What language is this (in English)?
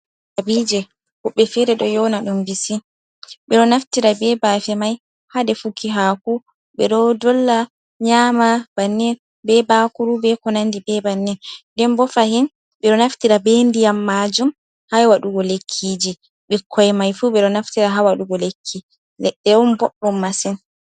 Fula